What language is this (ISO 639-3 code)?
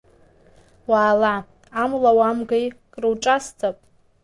abk